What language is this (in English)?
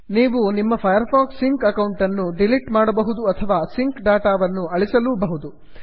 Kannada